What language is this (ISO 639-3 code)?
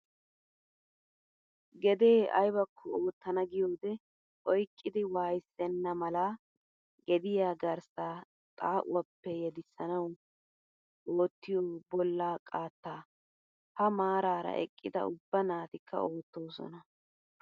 wal